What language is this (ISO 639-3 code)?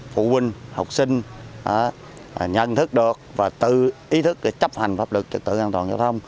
vie